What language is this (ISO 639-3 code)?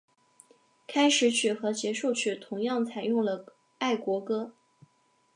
zho